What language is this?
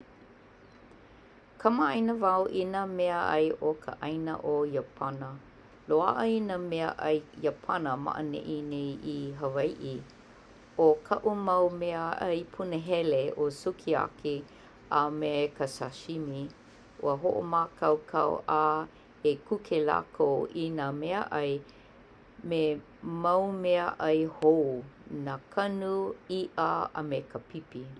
Hawaiian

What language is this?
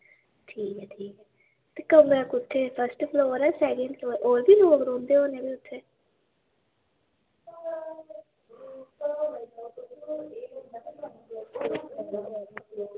Dogri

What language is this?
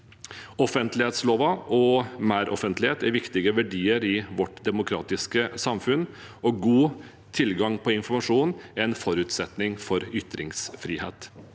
Norwegian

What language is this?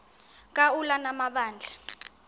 Xhosa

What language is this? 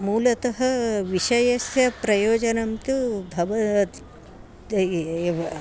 Sanskrit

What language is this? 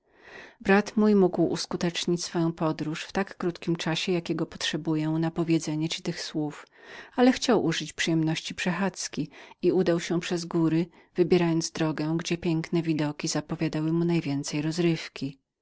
Polish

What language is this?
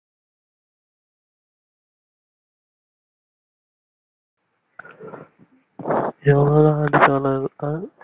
Tamil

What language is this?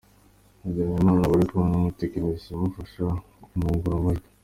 Kinyarwanda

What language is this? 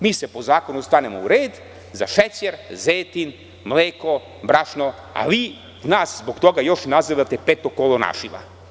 Serbian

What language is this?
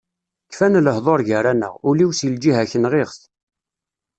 Kabyle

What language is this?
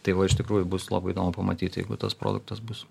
Lithuanian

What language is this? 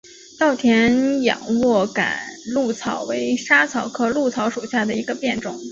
Chinese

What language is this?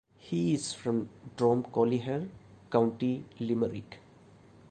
English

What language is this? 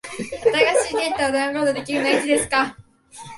Japanese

